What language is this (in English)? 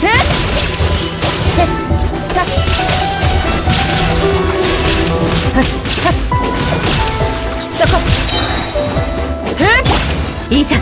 Japanese